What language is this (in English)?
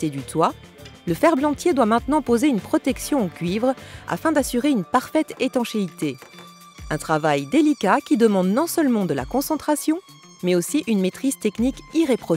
French